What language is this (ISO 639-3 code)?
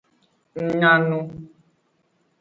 ajg